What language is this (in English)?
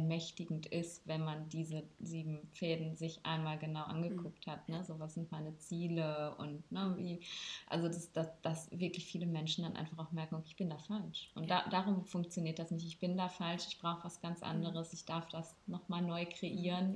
German